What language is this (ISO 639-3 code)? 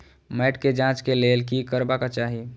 mai